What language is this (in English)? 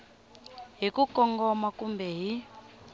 Tsonga